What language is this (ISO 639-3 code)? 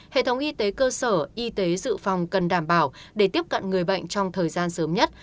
vie